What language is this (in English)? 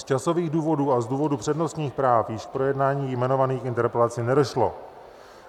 Czech